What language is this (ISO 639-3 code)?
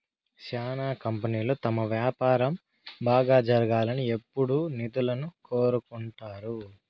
tel